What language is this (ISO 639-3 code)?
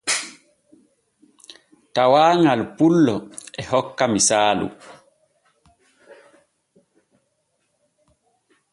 fue